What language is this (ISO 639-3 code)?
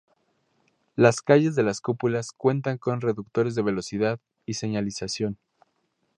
spa